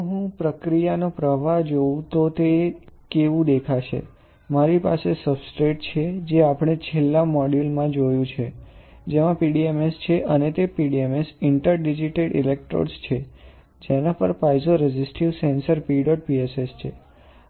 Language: Gujarati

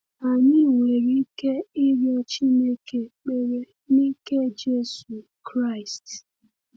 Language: Igbo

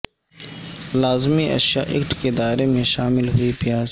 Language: Urdu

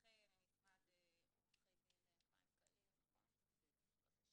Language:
Hebrew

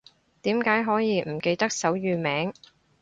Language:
Cantonese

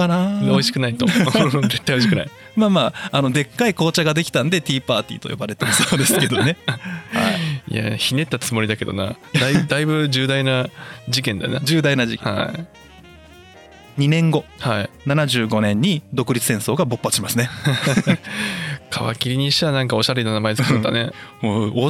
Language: Japanese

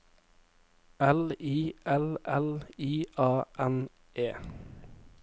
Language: Norwegian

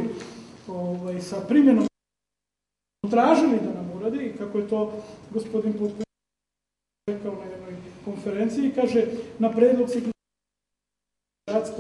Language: Bulgarian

